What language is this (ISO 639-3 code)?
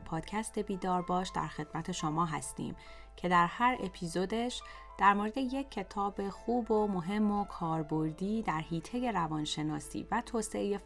fas